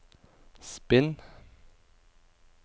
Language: Norwegian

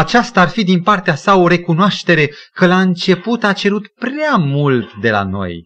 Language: Romanian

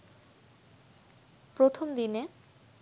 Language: Bangla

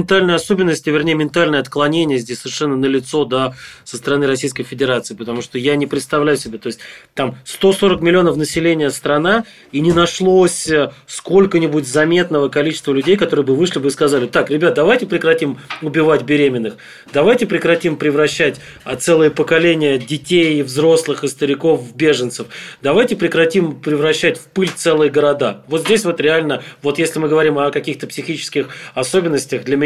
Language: Russian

